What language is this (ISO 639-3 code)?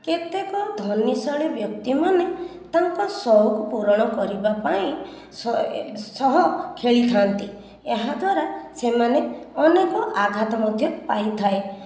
ori